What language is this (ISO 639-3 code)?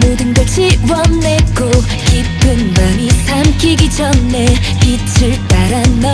kor